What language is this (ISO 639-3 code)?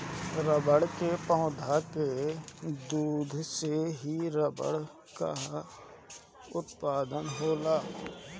bho